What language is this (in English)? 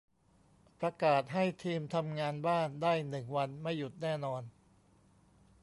Thai